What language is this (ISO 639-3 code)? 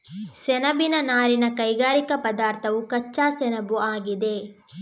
kan